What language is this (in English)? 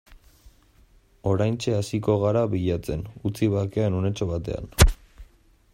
Basque